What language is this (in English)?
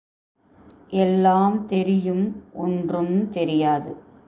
Tamil